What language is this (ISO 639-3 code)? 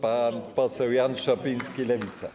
pol